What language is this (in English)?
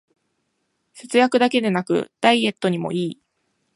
Japanese